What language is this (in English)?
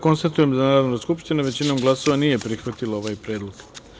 Serbian